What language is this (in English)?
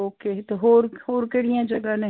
Punjabi